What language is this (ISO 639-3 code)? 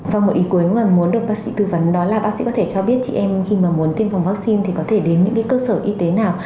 vie